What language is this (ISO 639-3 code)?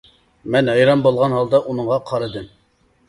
uig